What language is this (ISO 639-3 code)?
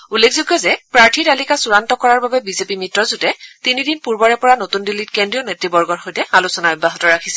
asm